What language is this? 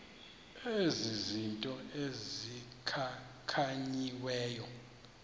Xhosa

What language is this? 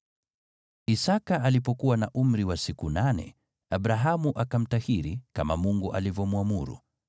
Swahili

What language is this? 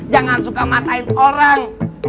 Indonesian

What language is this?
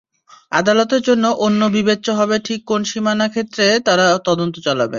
Bangla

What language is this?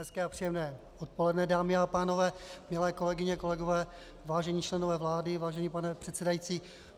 Czech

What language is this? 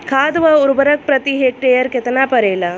Bhojpuri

